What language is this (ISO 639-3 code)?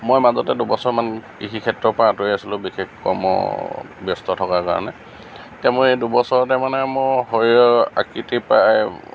asm